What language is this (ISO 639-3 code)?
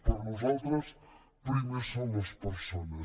cat